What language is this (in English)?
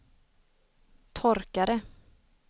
Swedish